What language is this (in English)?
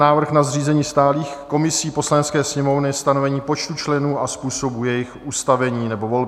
Czech